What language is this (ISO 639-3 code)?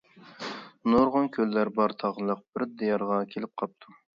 uig